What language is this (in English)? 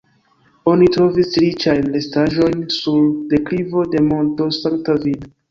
Esperanto